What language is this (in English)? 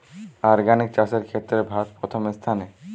Bangla